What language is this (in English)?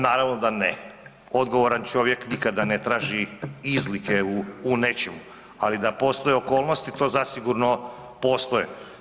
Croatian